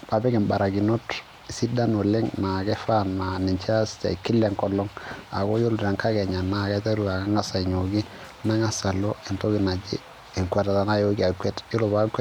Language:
Masai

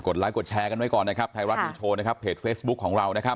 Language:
Thai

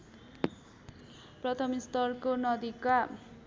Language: Nepali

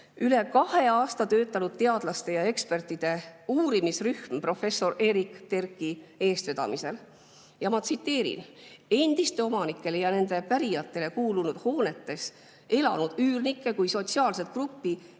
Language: Estonian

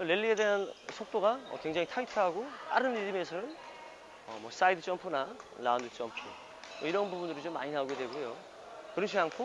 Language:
Korean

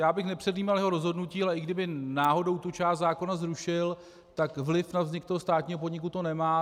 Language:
Czech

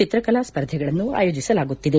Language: Kannada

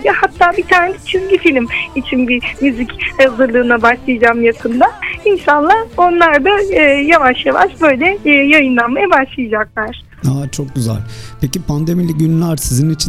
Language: Turkish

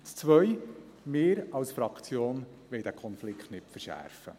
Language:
Swiss German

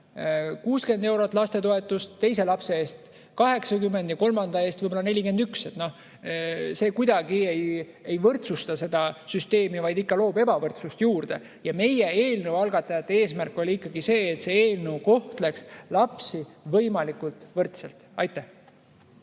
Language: Estonian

